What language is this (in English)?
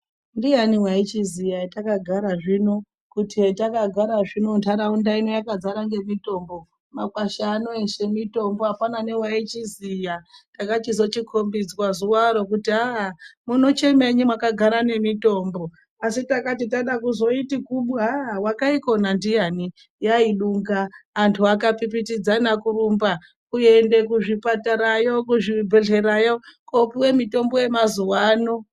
Ndau